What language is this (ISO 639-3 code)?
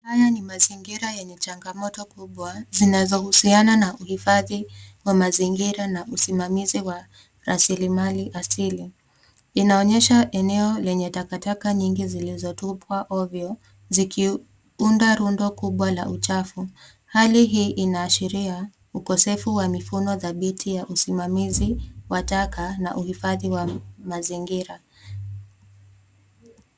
swa